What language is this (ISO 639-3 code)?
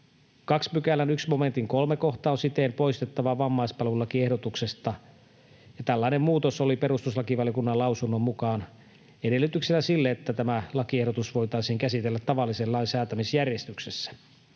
fin